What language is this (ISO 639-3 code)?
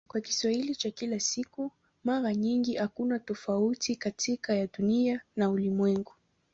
swa